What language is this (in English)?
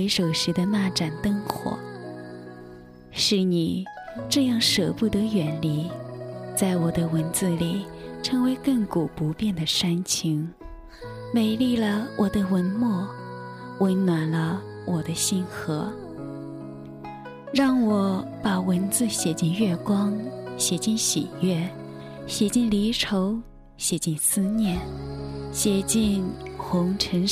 Chinese